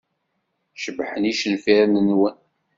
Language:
Kabyle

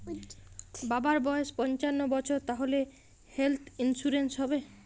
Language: Bangla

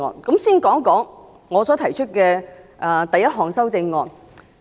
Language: Cantonese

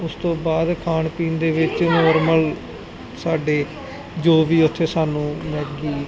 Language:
Punjabi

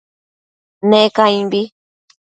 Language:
Matsés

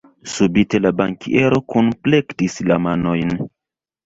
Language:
Esperanto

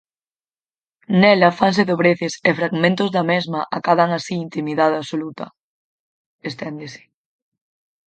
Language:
Galician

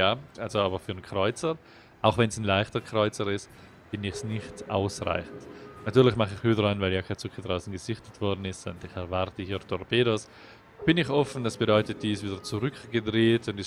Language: German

